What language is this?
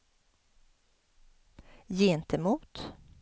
Swedish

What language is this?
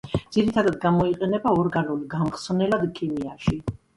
Georgian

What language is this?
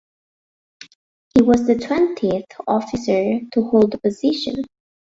English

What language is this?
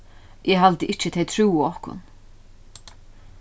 Faroese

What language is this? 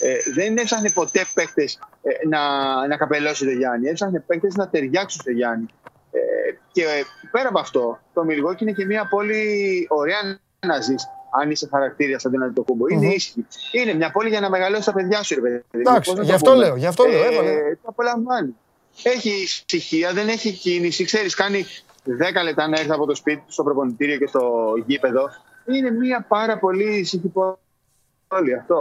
Greek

